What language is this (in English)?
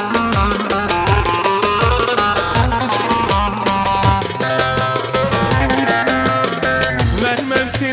Arabic